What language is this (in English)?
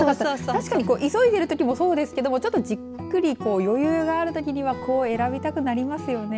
Japanese